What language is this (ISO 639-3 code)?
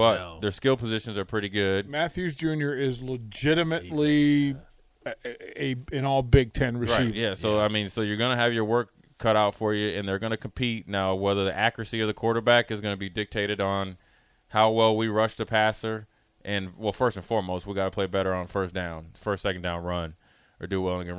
eng